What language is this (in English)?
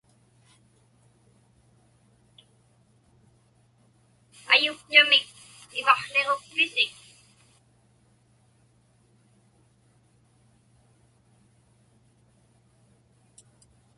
Inupiaq